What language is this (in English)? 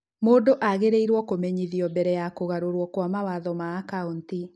Kikuyu